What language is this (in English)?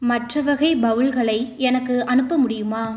Tamil